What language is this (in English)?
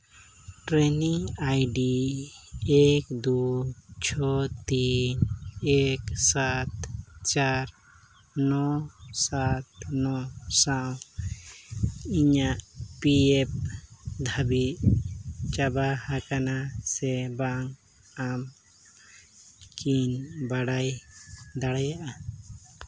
Santali